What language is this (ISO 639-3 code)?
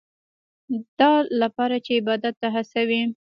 pus